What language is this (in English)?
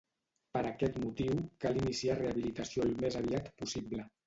Catalan